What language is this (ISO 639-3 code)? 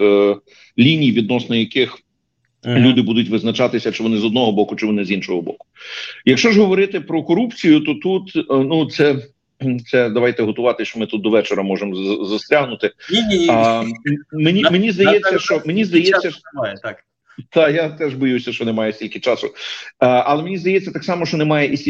ukr